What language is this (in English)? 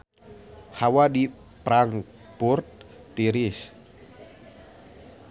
Sundanese